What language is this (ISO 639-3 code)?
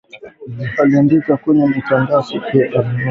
swa